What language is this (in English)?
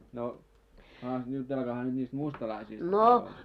Finnish